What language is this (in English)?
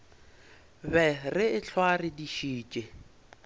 Northern Sotho